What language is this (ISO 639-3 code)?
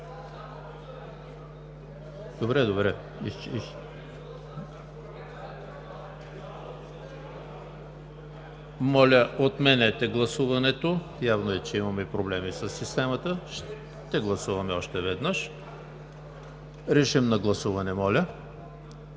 bul